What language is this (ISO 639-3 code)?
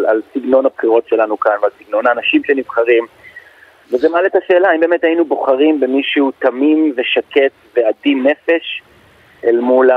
heb